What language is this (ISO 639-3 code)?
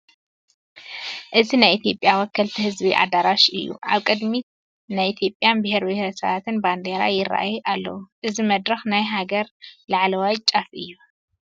tir